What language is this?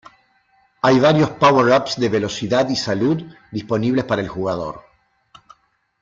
Spanish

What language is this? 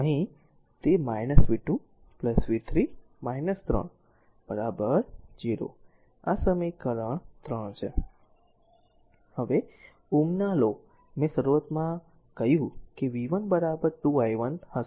Gujarati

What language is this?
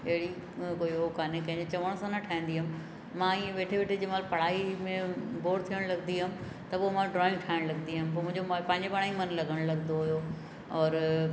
Sindhi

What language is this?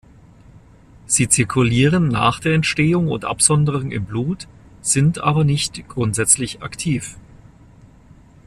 German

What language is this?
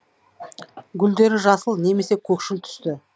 Kazakh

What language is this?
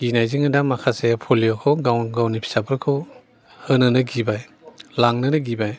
Bodo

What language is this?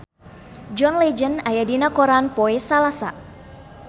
Sundanese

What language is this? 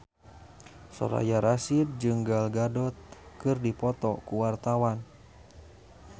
Sundanese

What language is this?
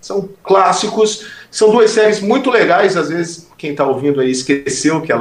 Portuguese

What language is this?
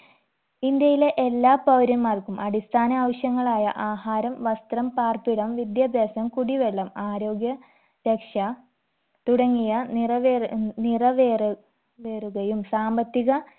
Malayalam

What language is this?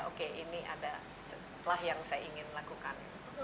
Indonesian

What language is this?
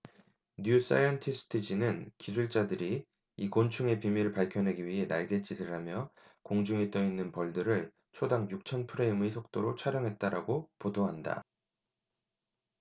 Korean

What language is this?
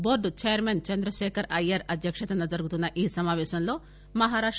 Telugu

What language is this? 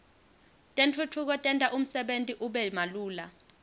Swati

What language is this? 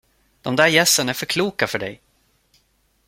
Swedish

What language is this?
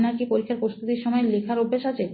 Bangla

